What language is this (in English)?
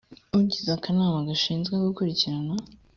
Kinyarwanda